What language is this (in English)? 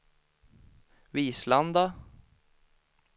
Swedish